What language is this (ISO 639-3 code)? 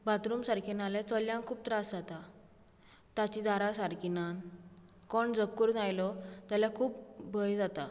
kok